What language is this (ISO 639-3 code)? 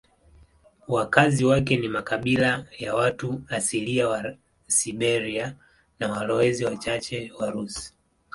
swa